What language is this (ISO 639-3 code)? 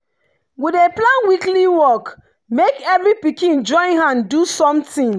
pcm